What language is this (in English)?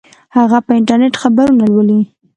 Pashto